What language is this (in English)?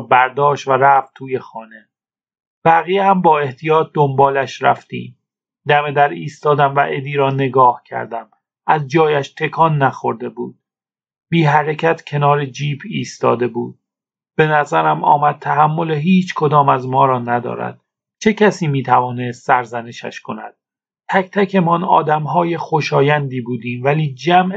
Persian